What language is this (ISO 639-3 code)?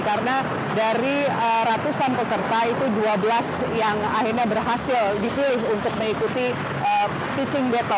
ind